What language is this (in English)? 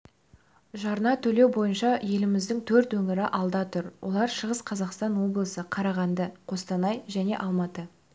Kazakh